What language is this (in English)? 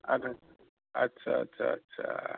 Assamese